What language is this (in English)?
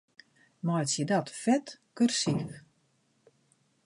Western Frisian